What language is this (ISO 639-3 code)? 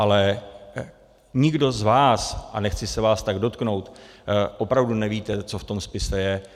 ces